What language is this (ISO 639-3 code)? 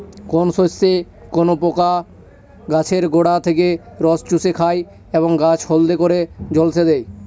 ben